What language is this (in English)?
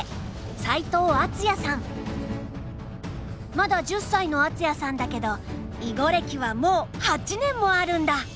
Japanese